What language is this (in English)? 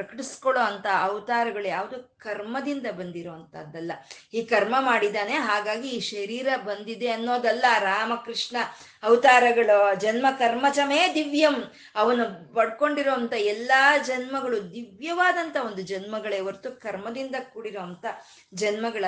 Kannada